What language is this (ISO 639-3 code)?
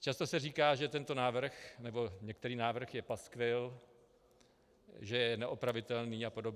ces